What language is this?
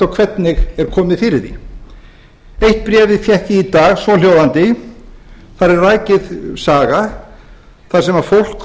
Icelandic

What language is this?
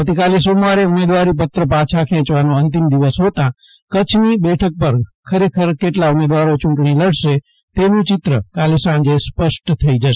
Gujarati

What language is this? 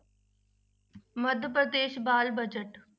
Punjabi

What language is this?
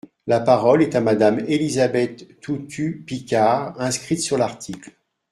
French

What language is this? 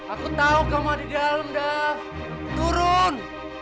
Indonesian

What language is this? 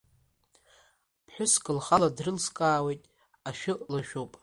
Abkhazian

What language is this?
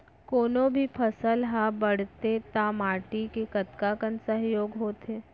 Chhattisgarhi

